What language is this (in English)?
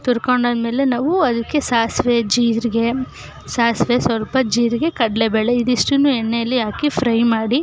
Kannada